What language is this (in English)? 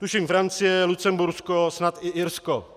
Czech